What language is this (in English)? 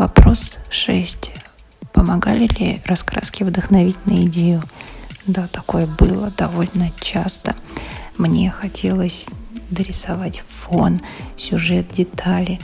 Russian